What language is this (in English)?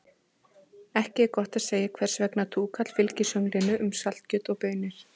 Icelandic